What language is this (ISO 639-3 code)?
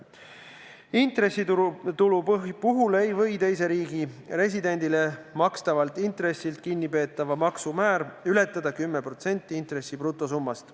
est